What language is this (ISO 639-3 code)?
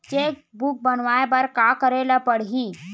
hne